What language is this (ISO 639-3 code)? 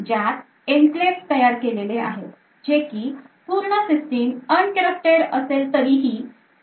mar